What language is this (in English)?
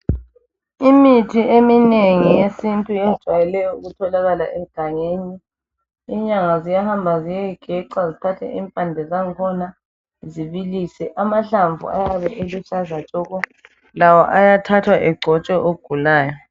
North Ndebele